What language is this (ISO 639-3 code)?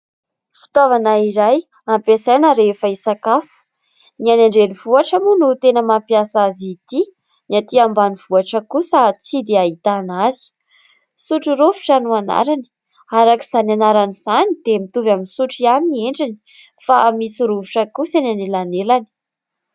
mlg